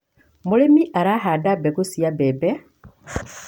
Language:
Kikuyu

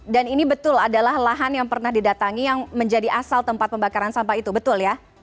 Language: Indonesian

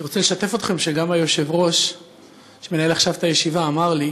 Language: Hebrew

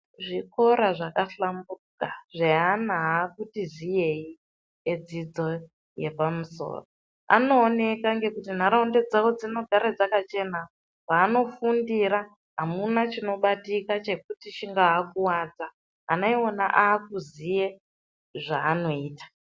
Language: Ndau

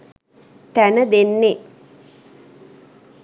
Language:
Sinhala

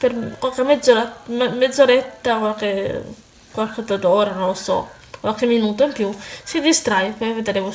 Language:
Italian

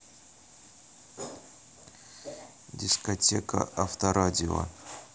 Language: Russian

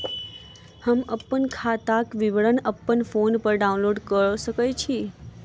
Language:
Maithili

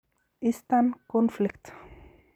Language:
Kalenjin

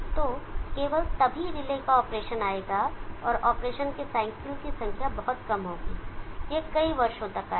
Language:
Hindi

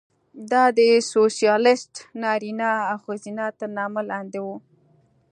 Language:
Pashto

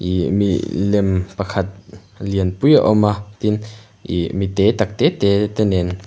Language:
Mizo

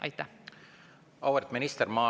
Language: Estonian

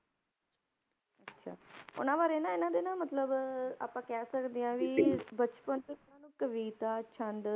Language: Punjabi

